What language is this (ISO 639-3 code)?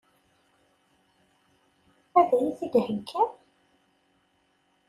kab